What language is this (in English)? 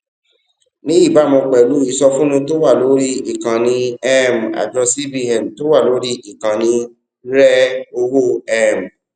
Yoruba